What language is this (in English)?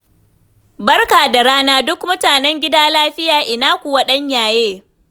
Hausa